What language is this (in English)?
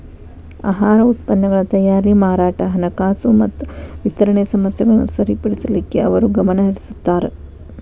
Kannada